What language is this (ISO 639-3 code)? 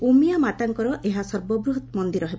ori